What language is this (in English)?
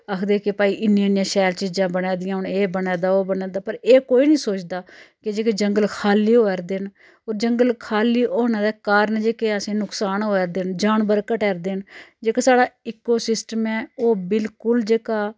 Dogri